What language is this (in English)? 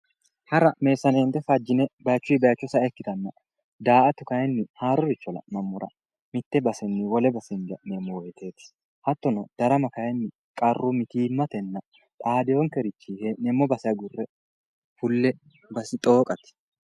Sidamo